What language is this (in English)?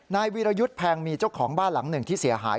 Thai